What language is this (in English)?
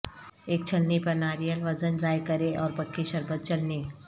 Urdu